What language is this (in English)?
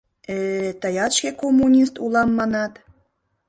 Mari